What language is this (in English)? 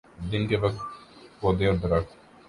Urdu